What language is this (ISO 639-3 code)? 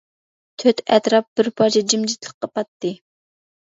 uig